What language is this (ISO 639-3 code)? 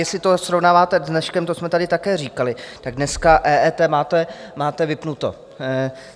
ces